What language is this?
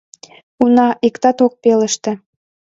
Mari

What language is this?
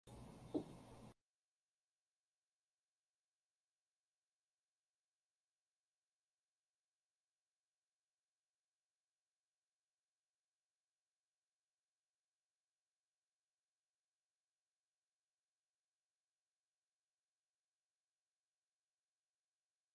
Cantonese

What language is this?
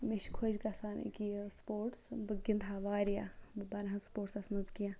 Kashmiri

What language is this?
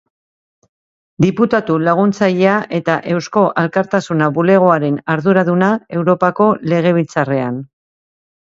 Basque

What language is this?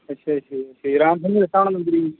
Punjabi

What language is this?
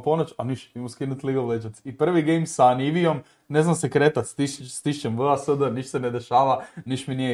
Croatian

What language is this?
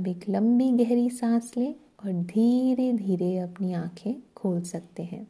Hindi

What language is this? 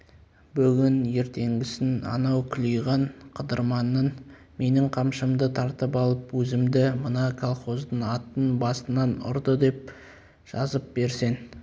Kazakh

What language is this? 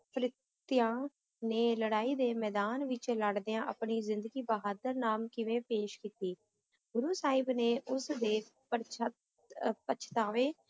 Punjabi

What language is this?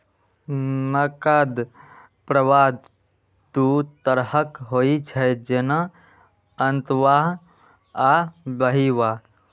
Maithili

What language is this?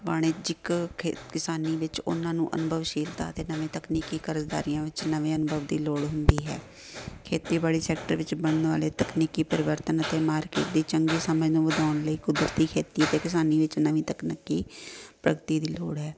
Punjabi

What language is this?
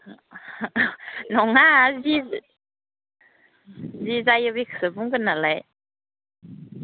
Bodo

